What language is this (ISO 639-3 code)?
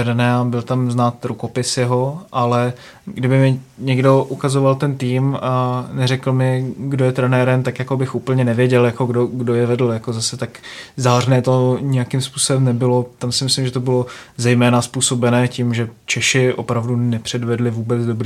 ces